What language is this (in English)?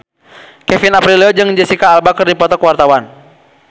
Sundanese